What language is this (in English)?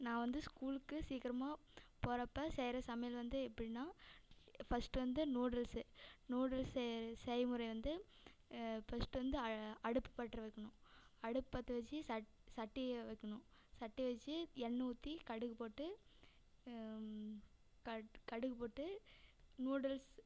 Tamil